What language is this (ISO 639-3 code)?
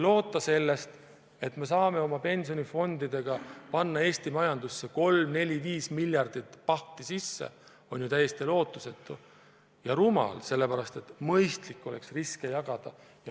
est